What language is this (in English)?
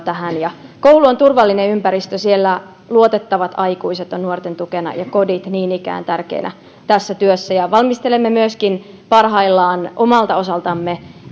Finnish